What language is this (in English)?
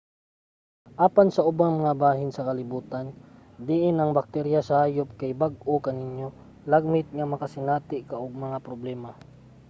Cebuano